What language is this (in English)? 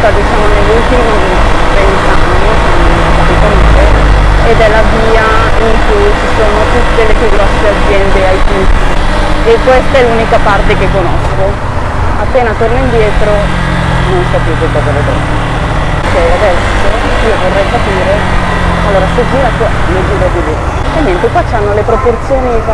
Italian